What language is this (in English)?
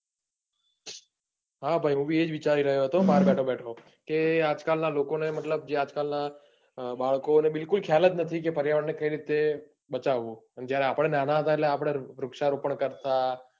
Gujarati